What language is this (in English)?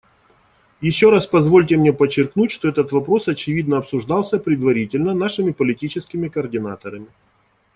Russian